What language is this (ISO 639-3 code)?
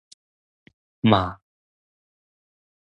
nan